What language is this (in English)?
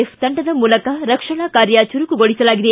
Kannada